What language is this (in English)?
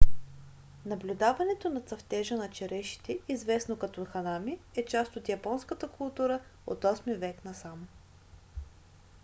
Bulgarian